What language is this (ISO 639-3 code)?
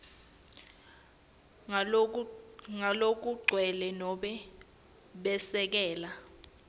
ssw